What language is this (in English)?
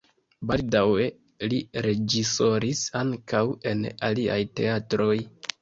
Esperanto